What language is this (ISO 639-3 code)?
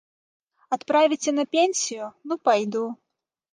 bel